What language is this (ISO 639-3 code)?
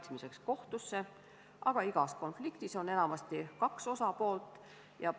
est